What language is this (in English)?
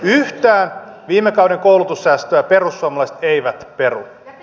Finnish